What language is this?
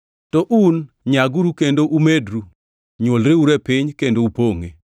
Luo (Kenya and Tanzania)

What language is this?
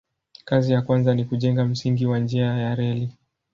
Swahili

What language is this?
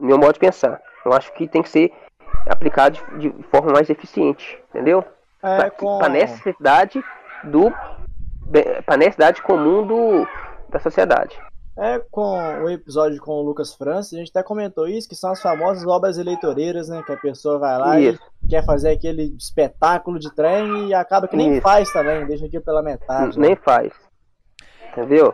Portuguese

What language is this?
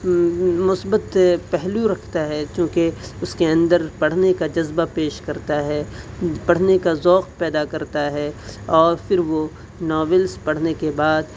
Urdu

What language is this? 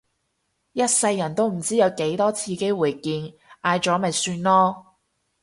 Cantonese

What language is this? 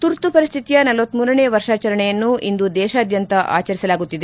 Kannada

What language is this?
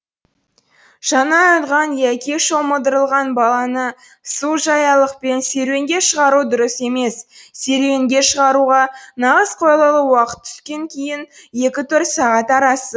Kazakh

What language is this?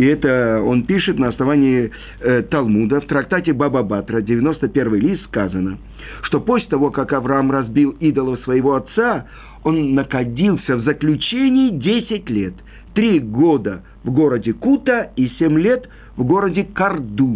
Russian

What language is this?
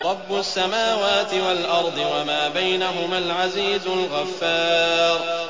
Arabic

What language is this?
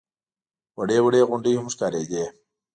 Pashto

